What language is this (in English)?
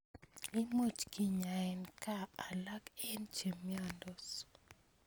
Kalenjin